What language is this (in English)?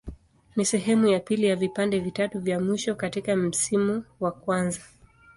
Swahili